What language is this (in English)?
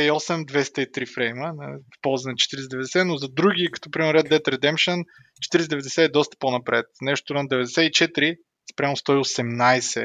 Bulgarian